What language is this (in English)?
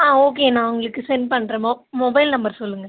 Tamil